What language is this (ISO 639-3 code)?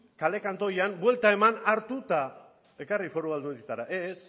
eus